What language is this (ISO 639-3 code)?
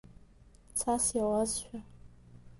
abk